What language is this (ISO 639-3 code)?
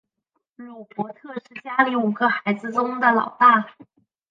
zho